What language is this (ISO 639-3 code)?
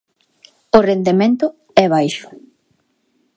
glg